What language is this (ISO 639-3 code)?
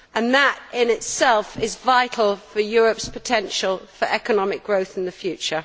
eng